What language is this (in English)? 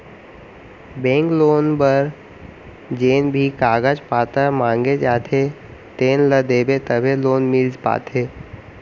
Chhattisgarhi